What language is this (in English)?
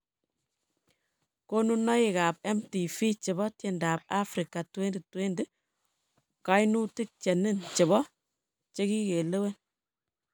Kalenjin